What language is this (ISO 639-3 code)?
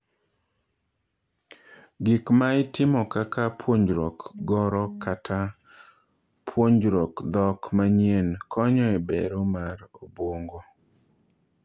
luo